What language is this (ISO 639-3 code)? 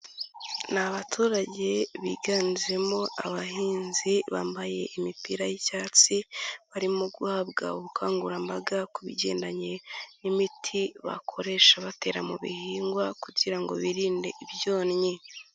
kin